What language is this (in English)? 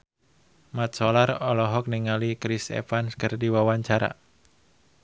Sundanese